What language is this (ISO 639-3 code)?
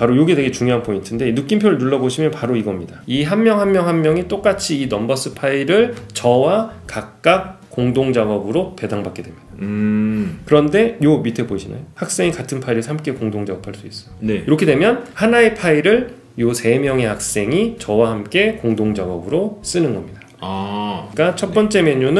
kor